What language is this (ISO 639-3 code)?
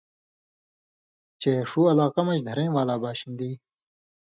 mvy